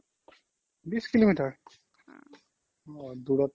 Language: Assamese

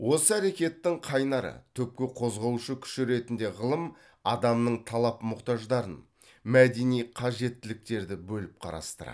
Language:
Kazakh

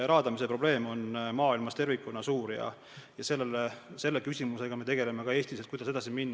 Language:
Estonian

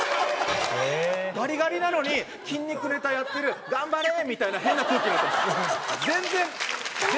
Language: Japanese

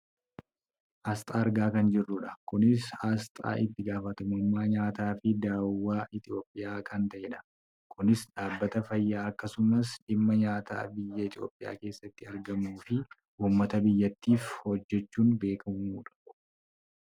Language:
Oromo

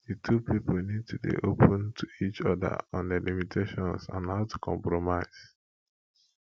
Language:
Nigerian Pidgin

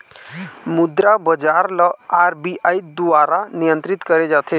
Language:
Chhattisgarhi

